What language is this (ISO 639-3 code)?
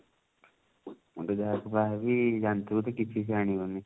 ori